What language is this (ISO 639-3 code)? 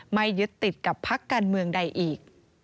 tha